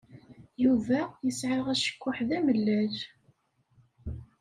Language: Kabyle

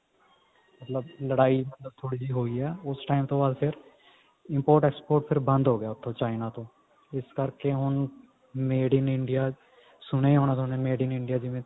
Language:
Punjabi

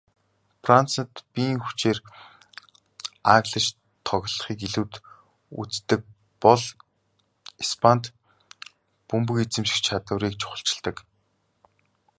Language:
Mongolian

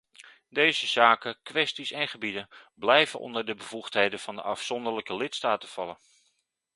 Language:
Dutch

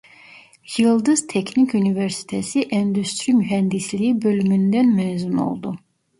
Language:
Turkish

